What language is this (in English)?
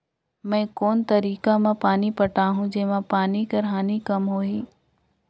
Chhattisgarhi